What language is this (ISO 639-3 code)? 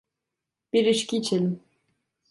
tur